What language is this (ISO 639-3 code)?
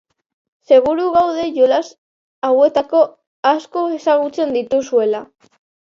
eus